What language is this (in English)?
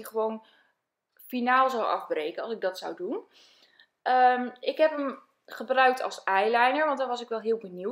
Dutch